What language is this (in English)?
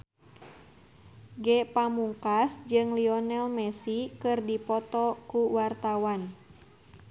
Sundanese